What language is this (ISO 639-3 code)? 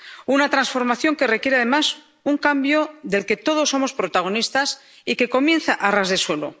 spa